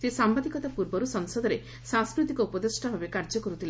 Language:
Odia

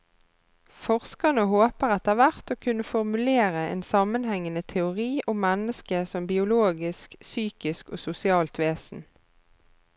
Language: Norwegian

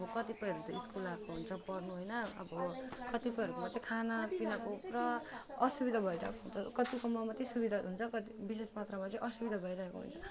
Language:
Nepali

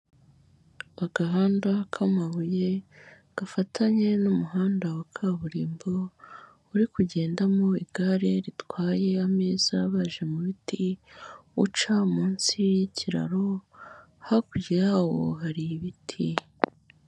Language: Kinyarwanda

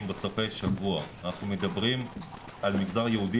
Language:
Hebrew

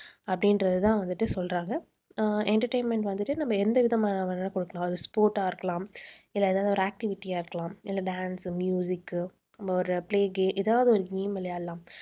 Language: Tamil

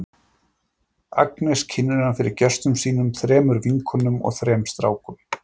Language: Icelandic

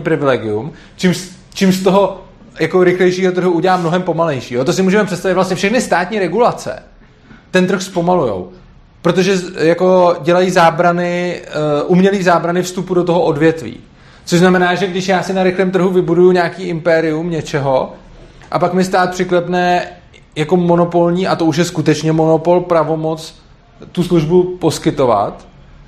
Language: Czech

